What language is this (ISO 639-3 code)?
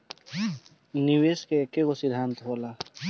bho